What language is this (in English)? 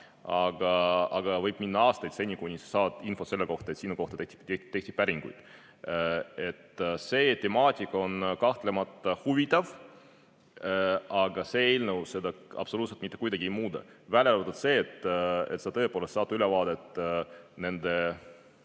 Estonian